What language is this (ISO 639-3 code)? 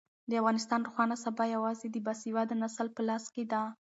pus